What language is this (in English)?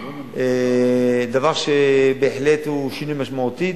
Hebrew